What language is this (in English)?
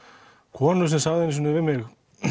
Icelandic